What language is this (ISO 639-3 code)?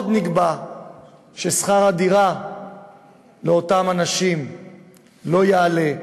heb